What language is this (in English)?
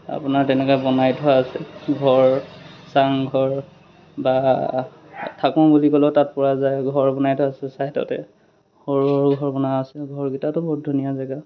Assamese